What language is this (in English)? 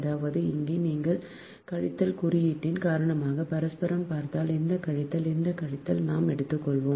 Tamil